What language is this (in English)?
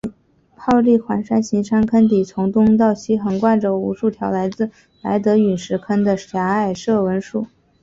Chinese